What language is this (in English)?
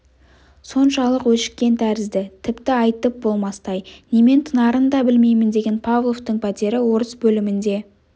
Kazakh